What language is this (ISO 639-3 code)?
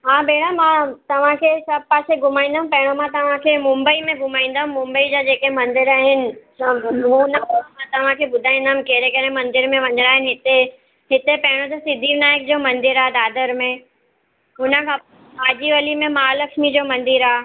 snd